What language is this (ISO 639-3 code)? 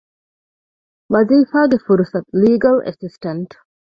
div